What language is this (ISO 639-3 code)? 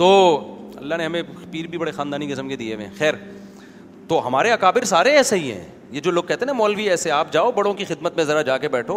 urd